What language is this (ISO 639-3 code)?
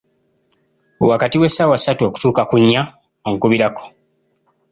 lug